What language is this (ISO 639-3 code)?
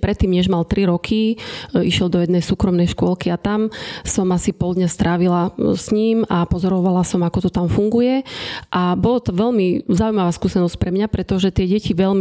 slk